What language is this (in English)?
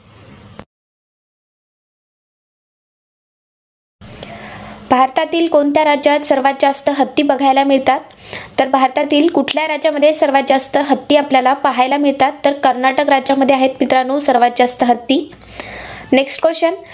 Marathi